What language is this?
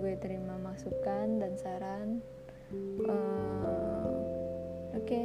Indonesian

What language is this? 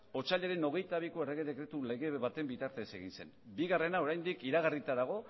Basque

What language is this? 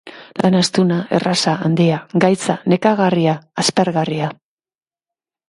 Basque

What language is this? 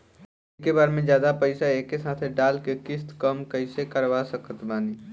Bhojpuri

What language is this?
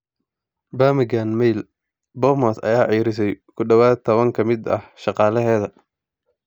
Somali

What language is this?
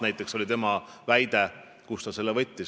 Estonian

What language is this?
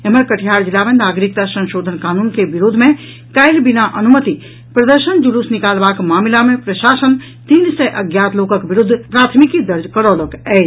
Maithili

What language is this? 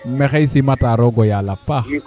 Serer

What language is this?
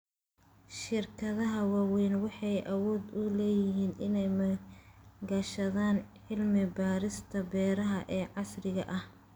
Somali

